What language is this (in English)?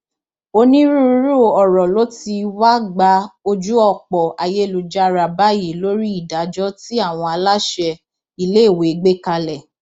Yoruba